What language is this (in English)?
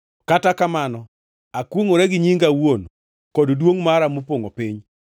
Luo (Kenya and Tanzania)